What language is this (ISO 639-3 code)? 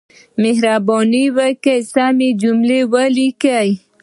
pus